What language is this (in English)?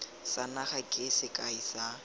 Tswana